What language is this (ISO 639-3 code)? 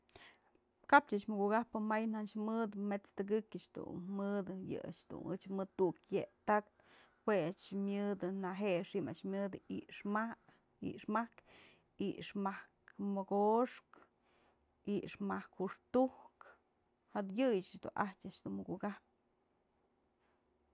mzl